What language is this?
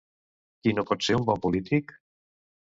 Catalan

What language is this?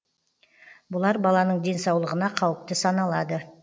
Kazakh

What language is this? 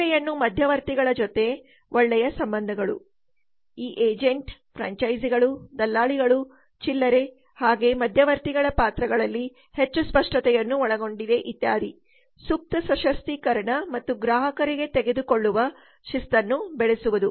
Kannada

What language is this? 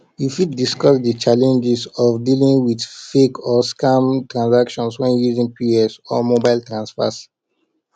Nigerian Pidgin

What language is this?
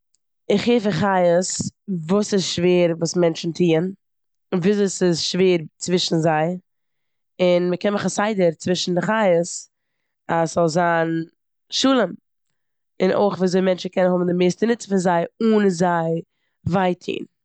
Yiddish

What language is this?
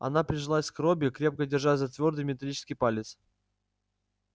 Russian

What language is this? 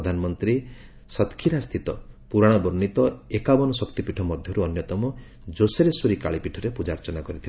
Odia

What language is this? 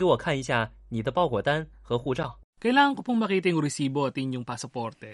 Filipino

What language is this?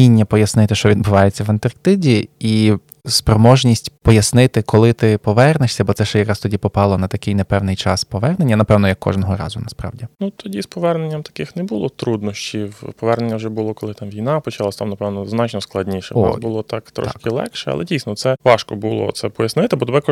Ukrainian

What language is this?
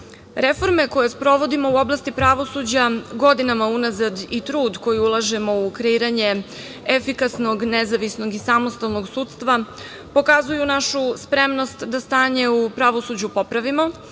Serbian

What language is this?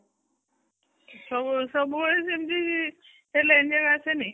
Odia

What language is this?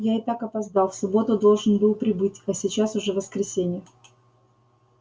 Russian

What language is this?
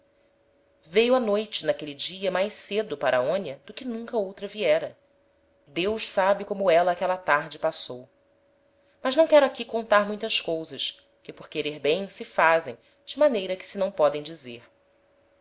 Portuguese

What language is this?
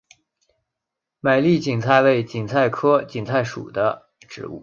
Chinese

